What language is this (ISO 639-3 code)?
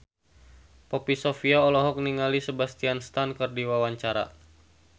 sun